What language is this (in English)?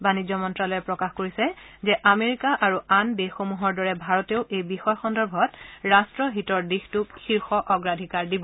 Assamese